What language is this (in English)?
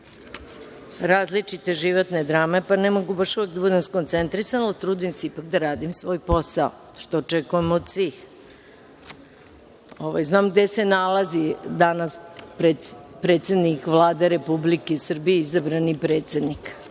Serbian